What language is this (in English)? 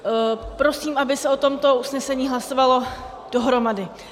Czech